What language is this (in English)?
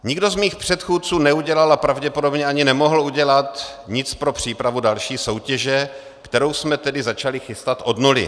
Czech